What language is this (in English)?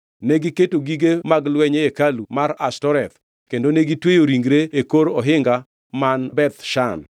Luo (Kenya and Tanzania)